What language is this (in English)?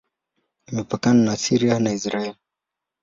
Swahili